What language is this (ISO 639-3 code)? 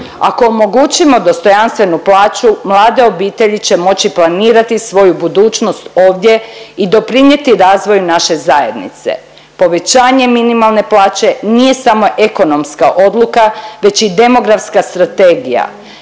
hrv